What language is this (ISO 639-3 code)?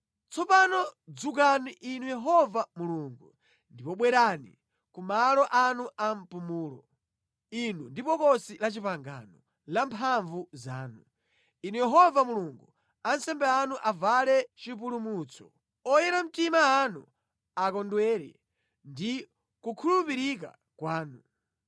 nya